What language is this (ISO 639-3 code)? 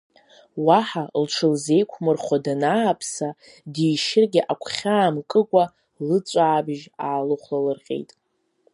abk